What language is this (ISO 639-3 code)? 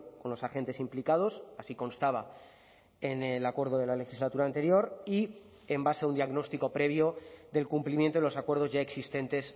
spa